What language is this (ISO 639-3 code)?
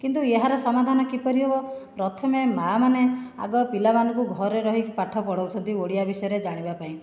ori